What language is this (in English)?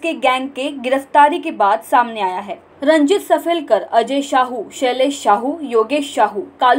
Hindi